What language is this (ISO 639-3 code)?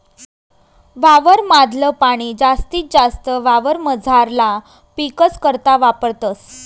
mar